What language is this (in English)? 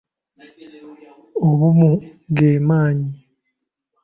Ganda